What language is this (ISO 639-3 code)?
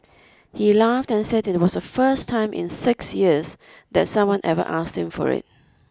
eng